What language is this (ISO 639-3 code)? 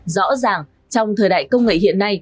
vie